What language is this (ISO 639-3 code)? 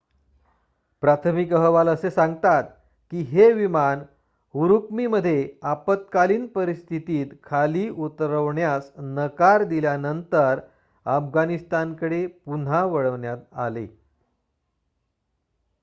mar